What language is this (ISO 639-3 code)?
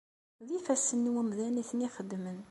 kab